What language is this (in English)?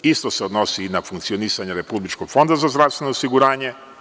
Serbian